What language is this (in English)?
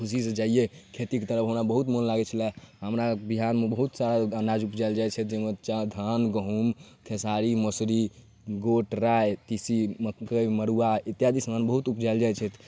Maithili